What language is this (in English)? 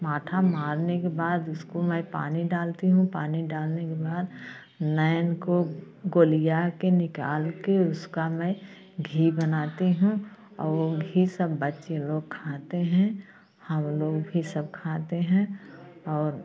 Hindi